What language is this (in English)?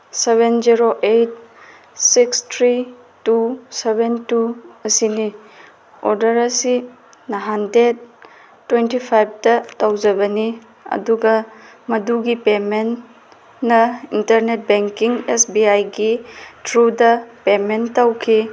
Manipuri